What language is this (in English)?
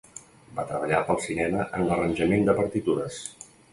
Catalan